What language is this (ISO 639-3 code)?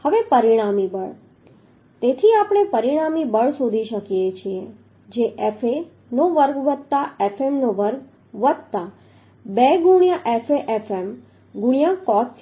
guj